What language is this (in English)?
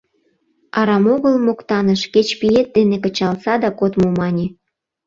Mari